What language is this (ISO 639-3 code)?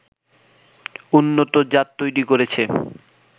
ben